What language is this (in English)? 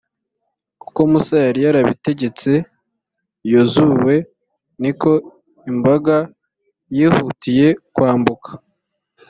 Kinyarwanda